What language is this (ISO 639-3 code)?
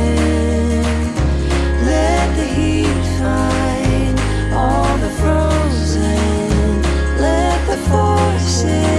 deu